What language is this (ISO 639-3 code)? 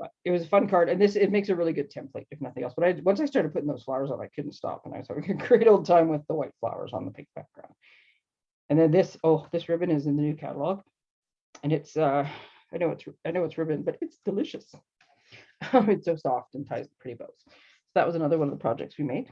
eng